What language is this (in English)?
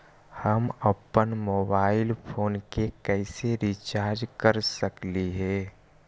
Magahi